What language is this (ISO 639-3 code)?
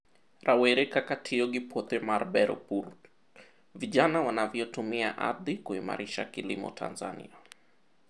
luo